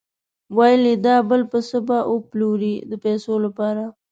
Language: Pashto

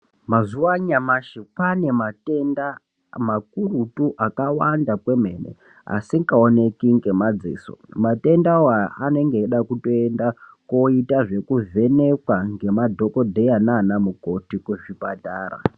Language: Ndau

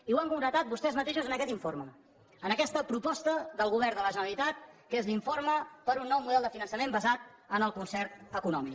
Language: Catalan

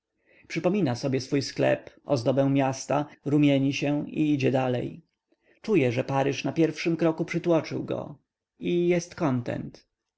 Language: Polish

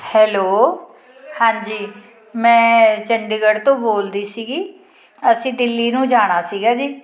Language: Punjabi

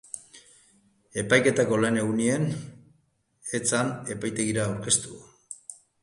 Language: Basque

